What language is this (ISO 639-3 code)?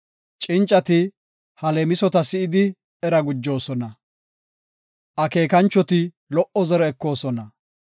gof